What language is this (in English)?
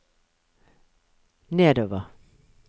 Norwegian